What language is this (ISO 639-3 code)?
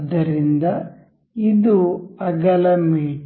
kan